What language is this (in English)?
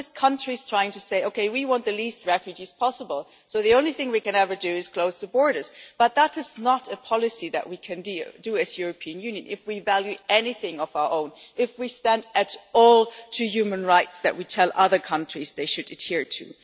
English